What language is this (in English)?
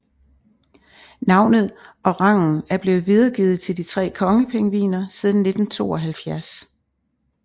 Danish